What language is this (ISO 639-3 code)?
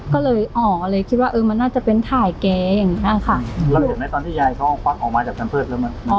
tha